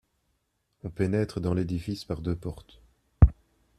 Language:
French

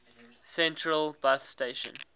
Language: English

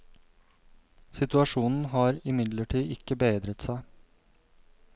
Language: Norwegian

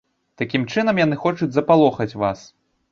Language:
Belarusian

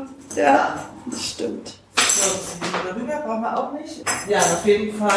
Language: German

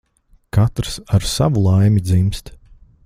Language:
Latvian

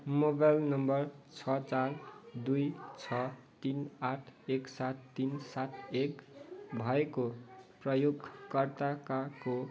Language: Nepali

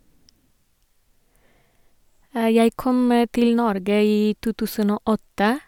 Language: Norwegian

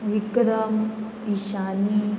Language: Konkani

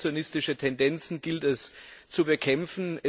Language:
German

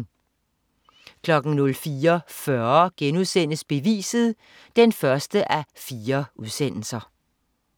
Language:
Danish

